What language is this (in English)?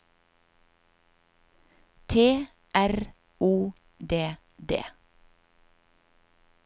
Norwegian